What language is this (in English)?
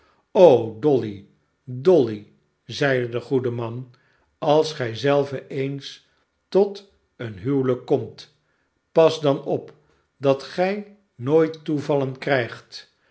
Dutch